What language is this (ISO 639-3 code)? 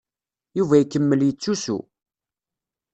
kab